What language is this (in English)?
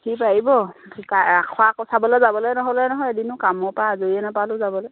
Assamese